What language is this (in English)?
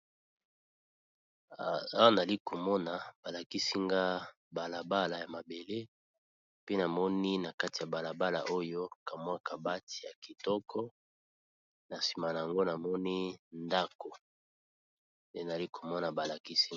Lingala